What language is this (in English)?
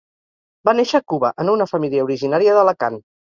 Catalan